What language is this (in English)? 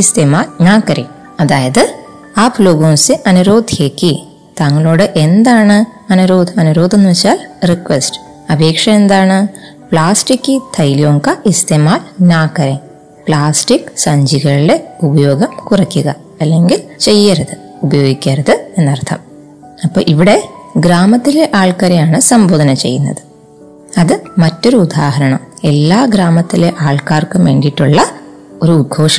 Malayalam